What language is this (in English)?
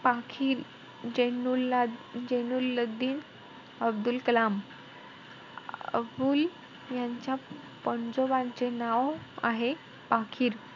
Marathi